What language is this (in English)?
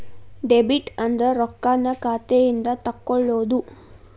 Kannada